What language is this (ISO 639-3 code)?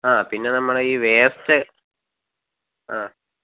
mal